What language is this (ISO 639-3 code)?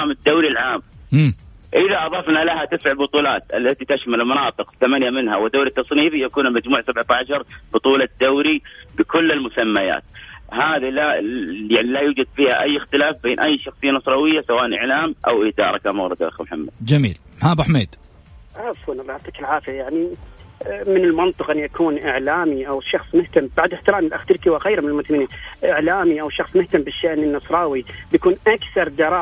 ara